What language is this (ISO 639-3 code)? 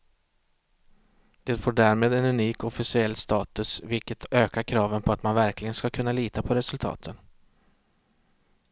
swe